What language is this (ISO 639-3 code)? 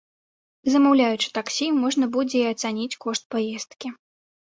bel